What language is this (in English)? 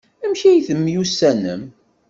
Kabyle